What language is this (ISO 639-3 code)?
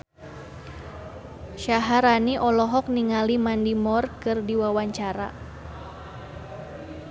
sun